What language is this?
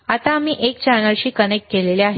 Marathi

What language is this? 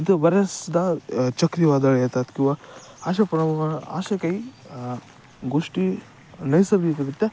Marathi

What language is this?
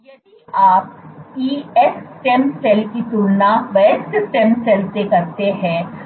Hindi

